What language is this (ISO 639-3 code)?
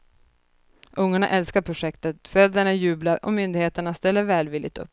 swe